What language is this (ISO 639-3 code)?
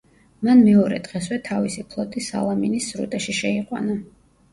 kat